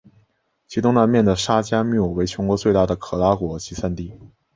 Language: Chinese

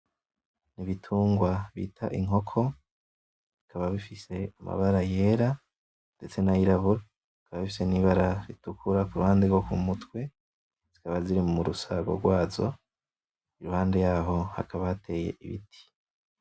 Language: Rundi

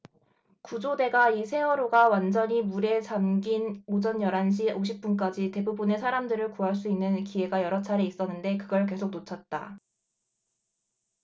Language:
Korean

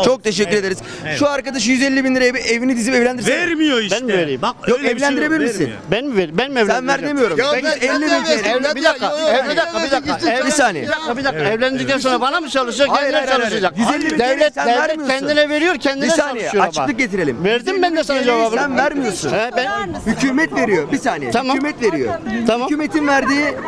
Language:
Turkish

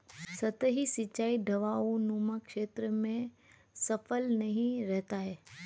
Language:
Hindi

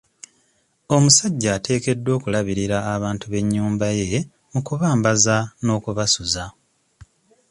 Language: Ganda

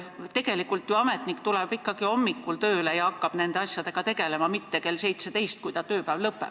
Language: Estonian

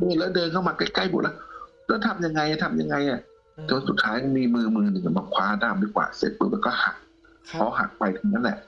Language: Thai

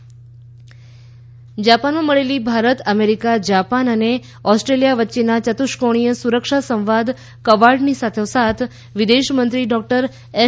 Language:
Gujarati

